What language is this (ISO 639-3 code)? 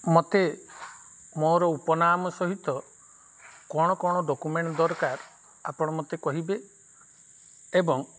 ori